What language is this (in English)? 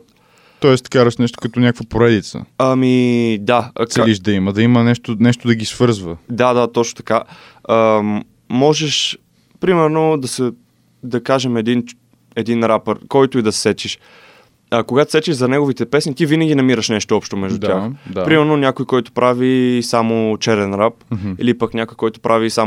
Bulgarian